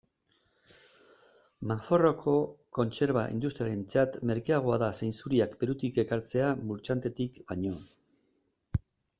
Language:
Basque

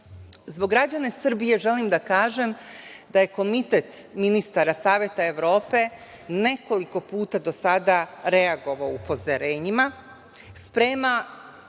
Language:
Serbian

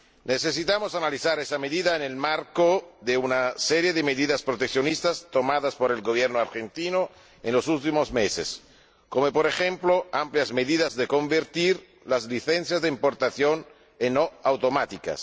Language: Spanish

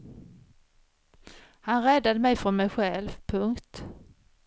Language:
Swedish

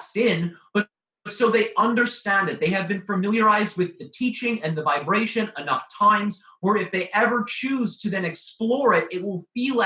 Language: English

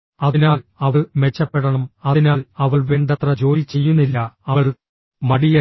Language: Malayalam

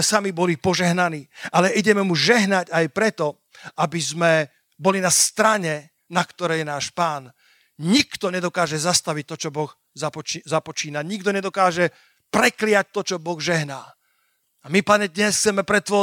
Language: Slovak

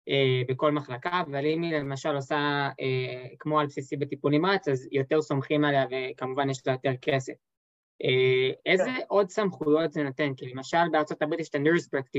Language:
Hebrew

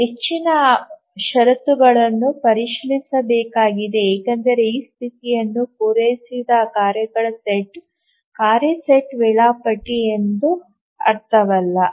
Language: Kannada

